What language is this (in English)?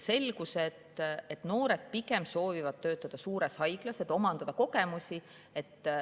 Estonian